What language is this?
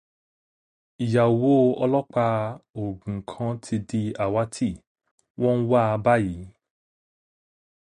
Yoruba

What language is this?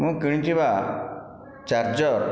Odia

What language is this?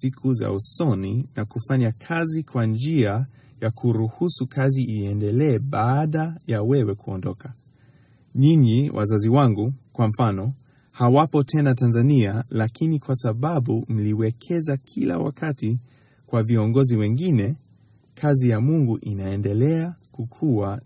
Swahili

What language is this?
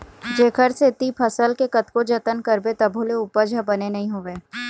Chhattisgarhi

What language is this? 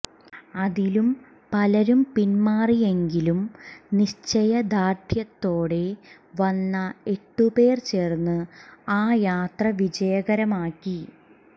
Malayalam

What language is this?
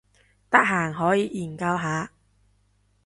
Cantonese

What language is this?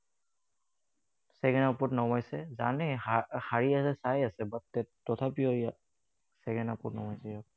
Assamese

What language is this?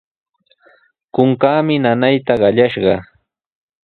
Sihuas Ancash Quechua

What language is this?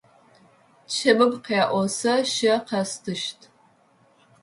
Adyghe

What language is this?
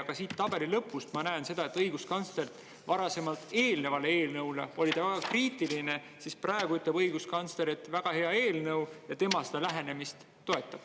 Estonian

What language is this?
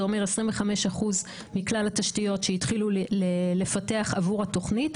Hebrew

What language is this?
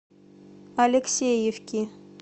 Russian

